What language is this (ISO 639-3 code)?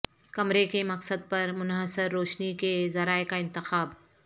urd